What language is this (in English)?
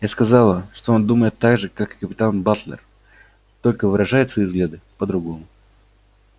Russian